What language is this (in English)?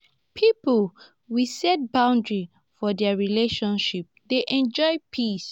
Nigerian Pidgin